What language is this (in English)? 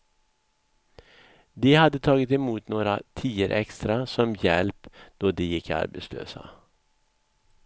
Swedish